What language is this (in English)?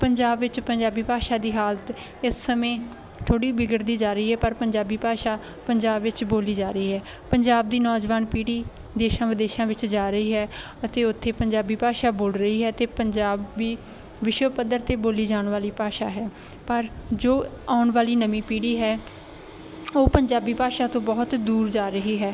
Punjabi